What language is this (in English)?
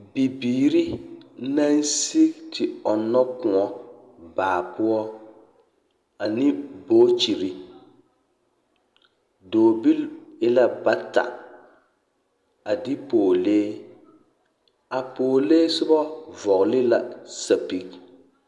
Southern Dagaare